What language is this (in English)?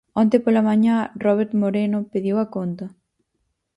Galician